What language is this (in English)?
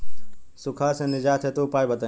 Bhojpuri